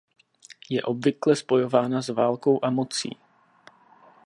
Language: Czech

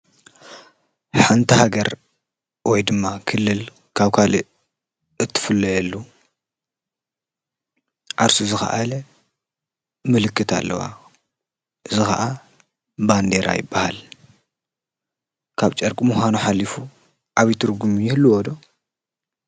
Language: Tigrinya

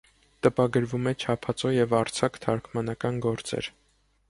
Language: Armenian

